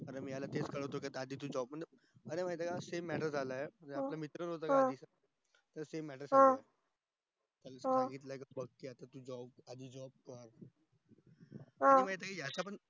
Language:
Marathi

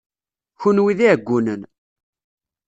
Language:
Kabyle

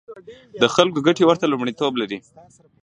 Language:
Pashto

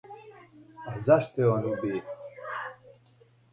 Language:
Serbian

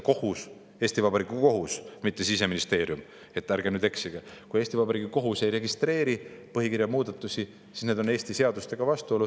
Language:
Estonian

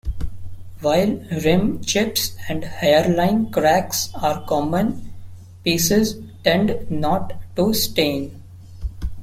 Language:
English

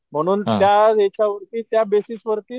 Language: Marathi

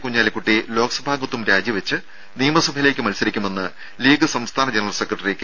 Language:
Malayalam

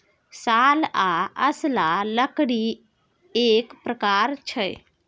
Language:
Maithili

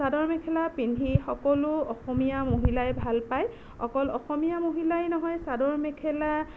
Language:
Assamese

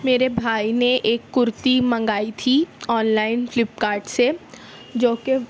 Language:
Urdu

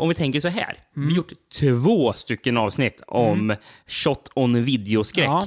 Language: Swedish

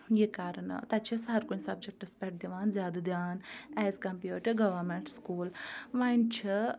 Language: Kashmiri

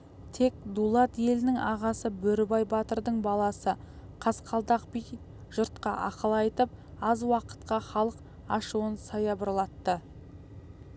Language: Kazakh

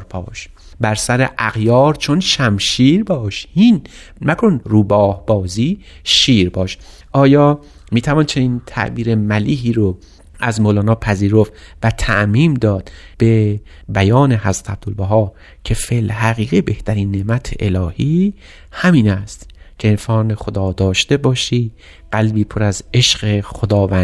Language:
Persian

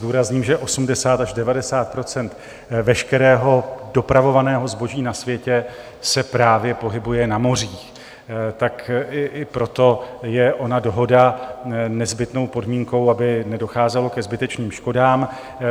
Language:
Czech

